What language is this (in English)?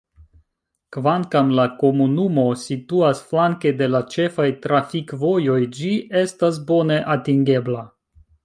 Esperanto